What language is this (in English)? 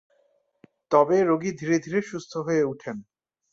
Bangla